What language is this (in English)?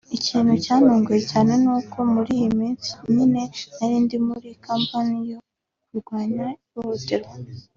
Kinyarwanda